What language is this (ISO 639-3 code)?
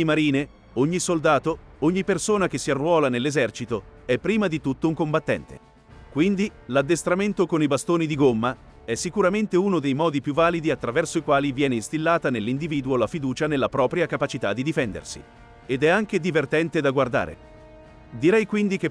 ita